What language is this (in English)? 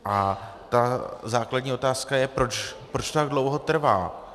Czech